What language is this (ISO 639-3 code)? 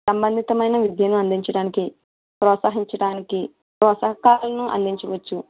tel